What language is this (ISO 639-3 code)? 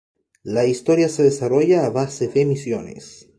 spa